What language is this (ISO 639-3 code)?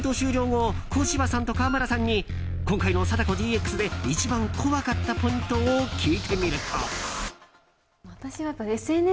jpn